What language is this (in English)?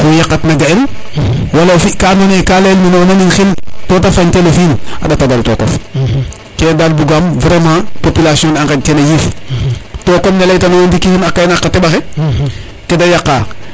Serer